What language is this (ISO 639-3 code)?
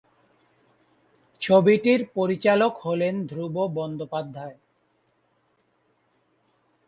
ben